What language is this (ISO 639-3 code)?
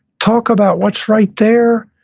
eng